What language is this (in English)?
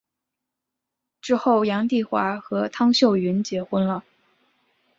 Chinese